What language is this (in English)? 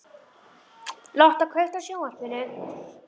Icelandic